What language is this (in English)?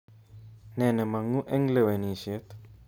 Kalenjin